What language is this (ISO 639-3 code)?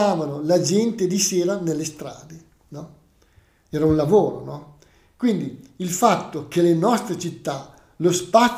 ita